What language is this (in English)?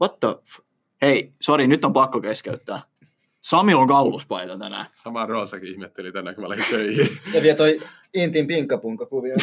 Finnish